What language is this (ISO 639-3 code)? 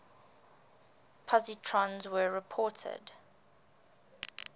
eng